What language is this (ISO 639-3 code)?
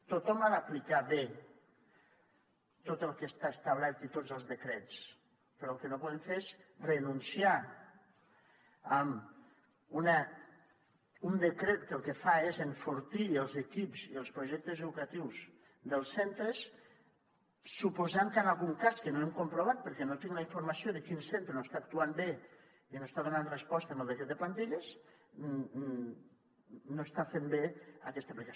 cat